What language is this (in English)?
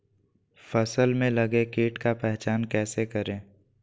Magahi